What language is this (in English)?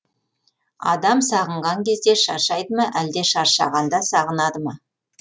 Kazakh